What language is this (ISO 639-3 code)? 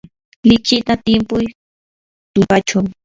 qur